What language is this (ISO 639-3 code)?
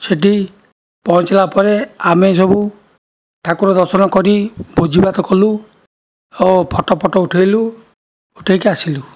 ori